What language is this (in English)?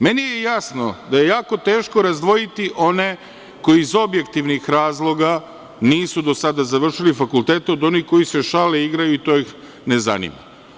Serbian